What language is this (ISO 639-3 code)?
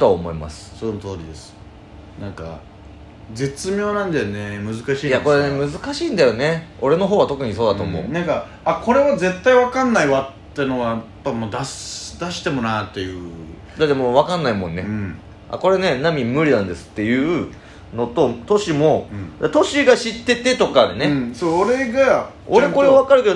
jpn